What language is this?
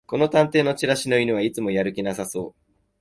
Japanese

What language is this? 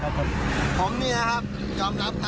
Thai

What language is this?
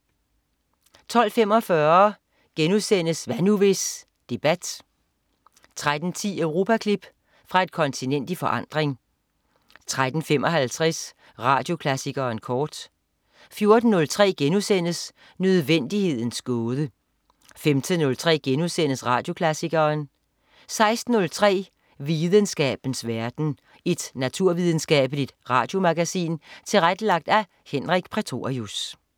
Danish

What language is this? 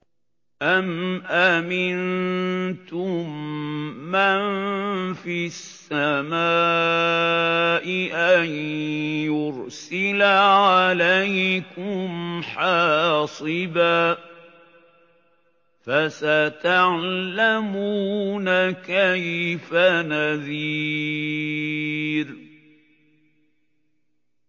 Arabic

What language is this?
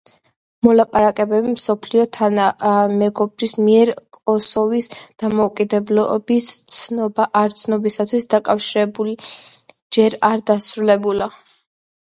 Georgian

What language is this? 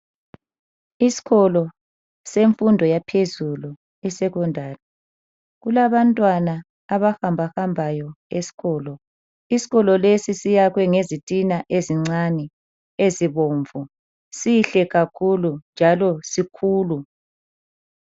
North Ndebele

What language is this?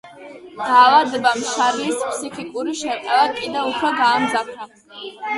Georgian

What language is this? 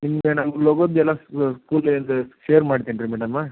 Kannada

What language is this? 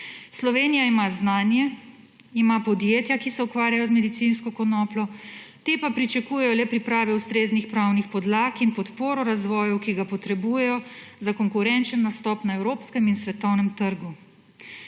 Slovenian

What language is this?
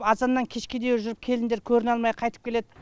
Kazakh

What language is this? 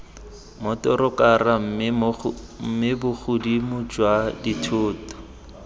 Tswana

